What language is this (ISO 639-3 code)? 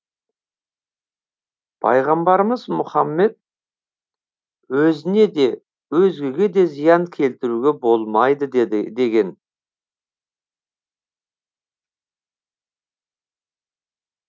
kaz